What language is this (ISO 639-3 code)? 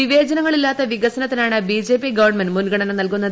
mal